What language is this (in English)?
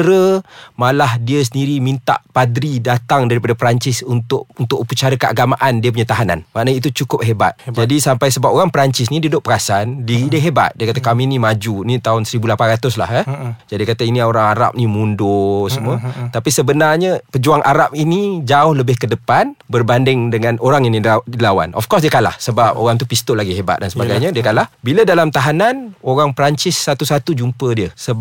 Malay